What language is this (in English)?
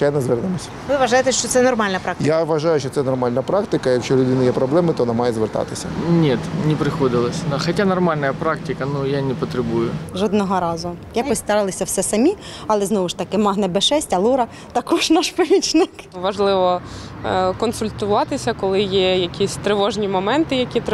Ukrainian